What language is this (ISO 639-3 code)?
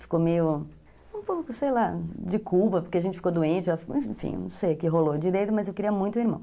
por